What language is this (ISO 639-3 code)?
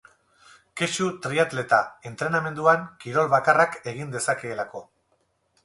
eus